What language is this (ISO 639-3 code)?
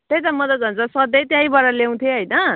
nep